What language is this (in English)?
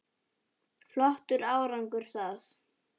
Icelandic